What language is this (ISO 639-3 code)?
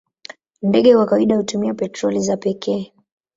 swa